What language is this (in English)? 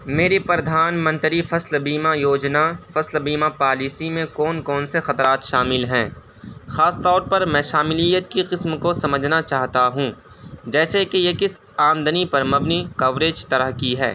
Urdu